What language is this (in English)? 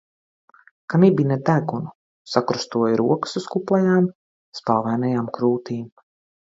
Latvian